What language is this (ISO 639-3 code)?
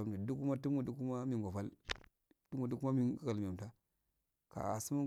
aal